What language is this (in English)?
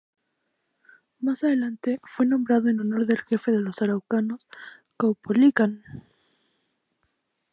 Spanish